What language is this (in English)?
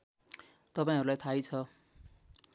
Nepali